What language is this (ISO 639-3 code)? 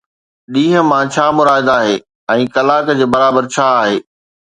snd